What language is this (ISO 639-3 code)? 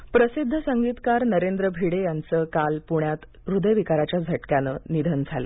mar